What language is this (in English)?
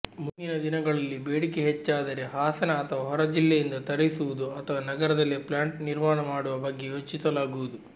Kannada